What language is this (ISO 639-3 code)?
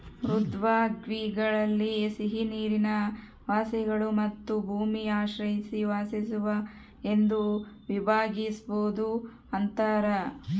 kan